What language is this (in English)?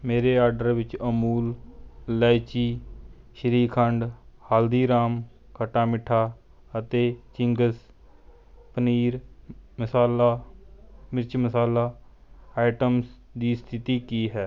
Punjabi